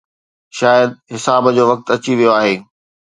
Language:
Sindhi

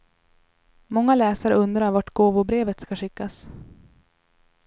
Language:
Swedish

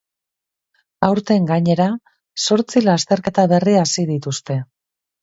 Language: Basque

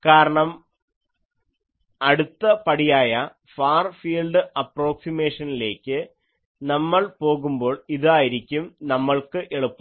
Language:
Malayalam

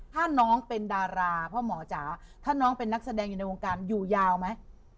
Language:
Thai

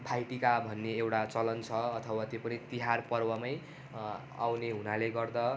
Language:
Nepali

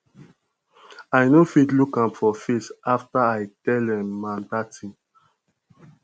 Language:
Nigerian Pidgin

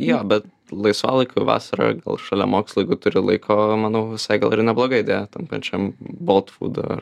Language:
Lithuanian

